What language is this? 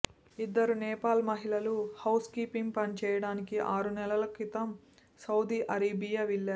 Telugu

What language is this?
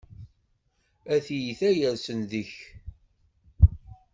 Kabyle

